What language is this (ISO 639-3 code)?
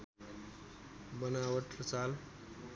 nep